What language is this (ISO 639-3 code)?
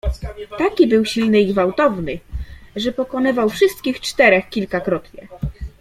pol